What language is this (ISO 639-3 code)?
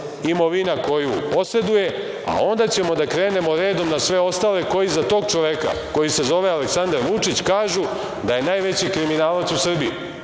srp